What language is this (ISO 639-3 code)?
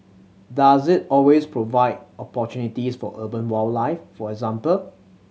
eng